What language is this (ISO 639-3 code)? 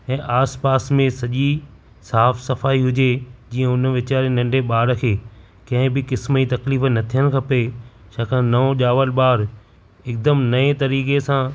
snd